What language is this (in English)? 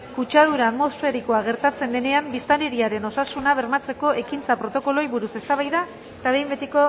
Basque